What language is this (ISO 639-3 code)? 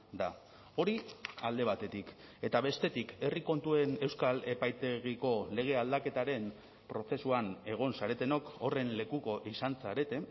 eus